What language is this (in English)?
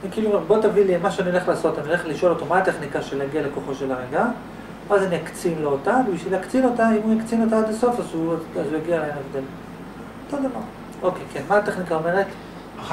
Hebrew